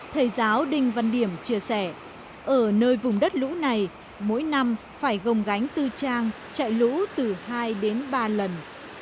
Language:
Vietnamese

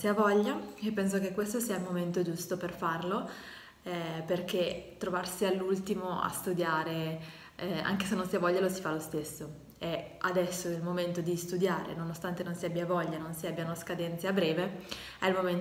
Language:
Italian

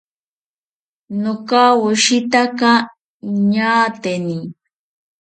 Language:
South Ucayali Ashéninka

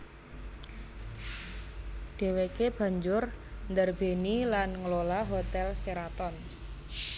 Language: Javanese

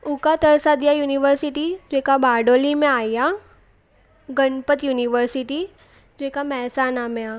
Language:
Sindhi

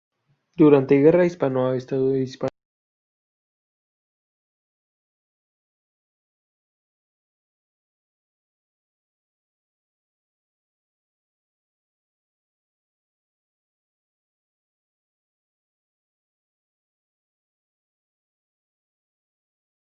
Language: Spanish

